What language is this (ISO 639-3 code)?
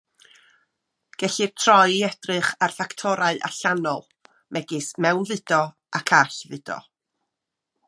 cym